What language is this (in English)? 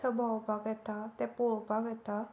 Konkani